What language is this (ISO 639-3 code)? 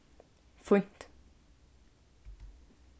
fao